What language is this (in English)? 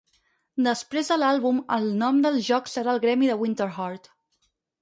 Catalan